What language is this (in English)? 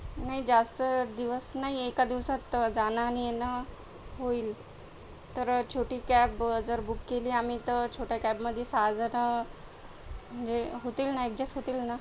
Marathi